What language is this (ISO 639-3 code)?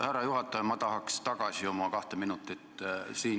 est